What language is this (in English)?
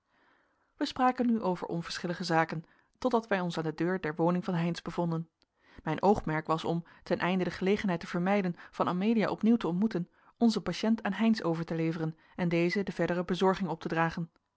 Dutch